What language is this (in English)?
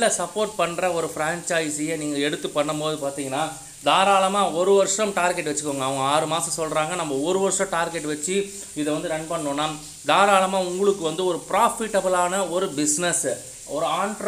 Tamil